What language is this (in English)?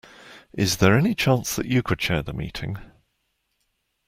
English